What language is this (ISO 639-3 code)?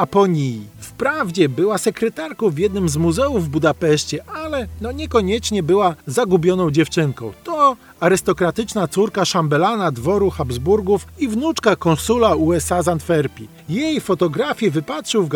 pol